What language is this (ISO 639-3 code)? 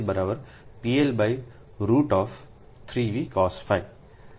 guj